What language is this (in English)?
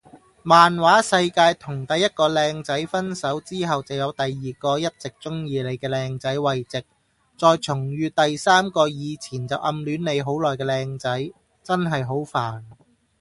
Cantonese